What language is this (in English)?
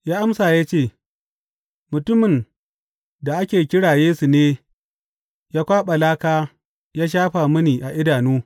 Hausa